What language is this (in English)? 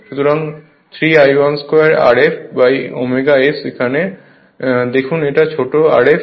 Bangla